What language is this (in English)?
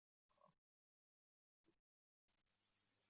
Uzbek